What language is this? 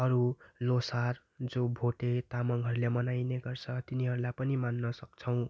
Nepali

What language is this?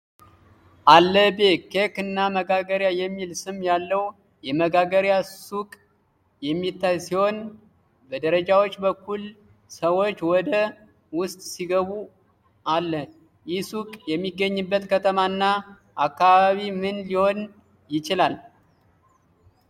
Amharic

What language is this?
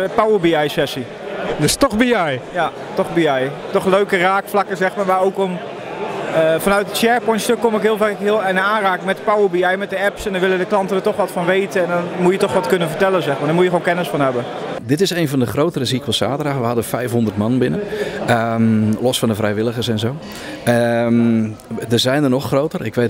Dutch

